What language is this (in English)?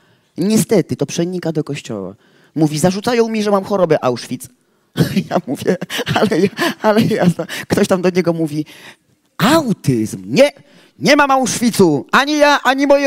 Polish